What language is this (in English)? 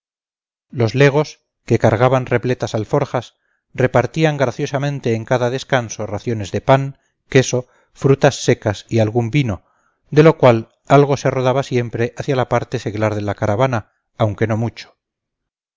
Spanish